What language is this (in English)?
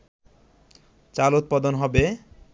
Bangla